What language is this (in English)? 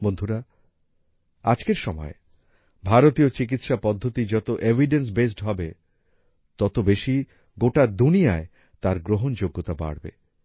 Bangla